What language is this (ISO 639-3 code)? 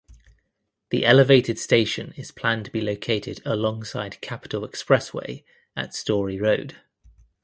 eng